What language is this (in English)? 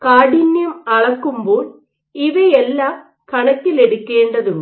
Malayalam